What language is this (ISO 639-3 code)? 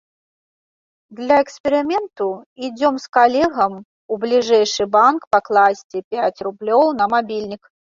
bel